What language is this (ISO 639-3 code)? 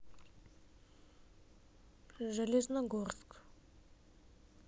rus